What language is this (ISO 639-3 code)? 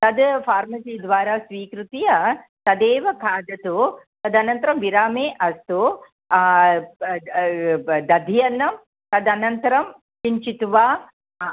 san